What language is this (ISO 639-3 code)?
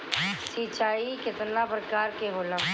bho